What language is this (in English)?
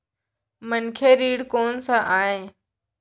Chhattisgarhi